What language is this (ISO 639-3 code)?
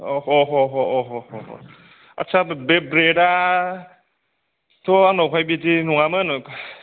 brx